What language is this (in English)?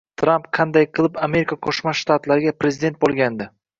Uzbek